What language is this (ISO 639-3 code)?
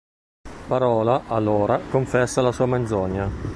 ita